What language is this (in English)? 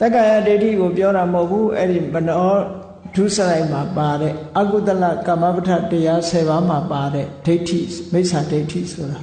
Burmese